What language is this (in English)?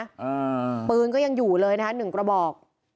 Thai